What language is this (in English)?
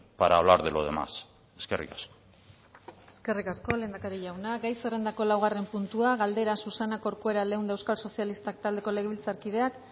Basque